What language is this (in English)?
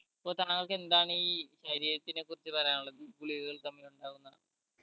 Malayalam